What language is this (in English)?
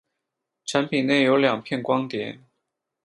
Chinese